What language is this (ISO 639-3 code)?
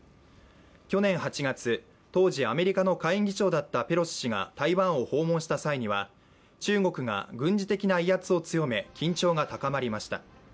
jpn